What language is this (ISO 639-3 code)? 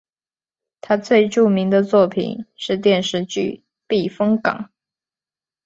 zho